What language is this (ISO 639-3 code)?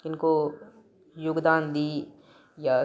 mai